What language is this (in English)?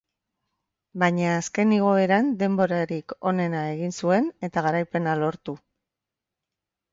Basque